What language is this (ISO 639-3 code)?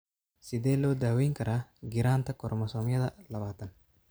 som